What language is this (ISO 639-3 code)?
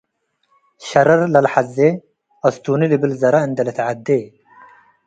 tig